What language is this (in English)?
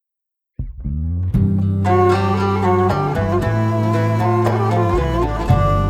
Turkish